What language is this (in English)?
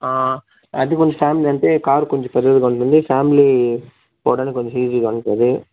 Telugu